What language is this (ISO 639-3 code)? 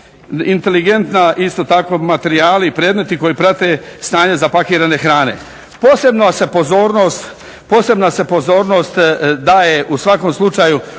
hrv